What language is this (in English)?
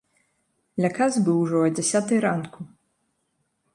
Belarusian